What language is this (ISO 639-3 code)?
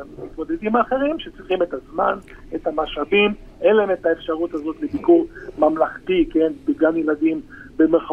heb